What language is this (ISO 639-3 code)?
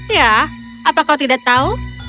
ind